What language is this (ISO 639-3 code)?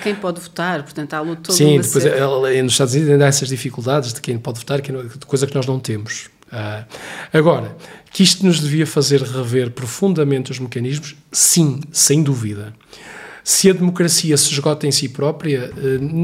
por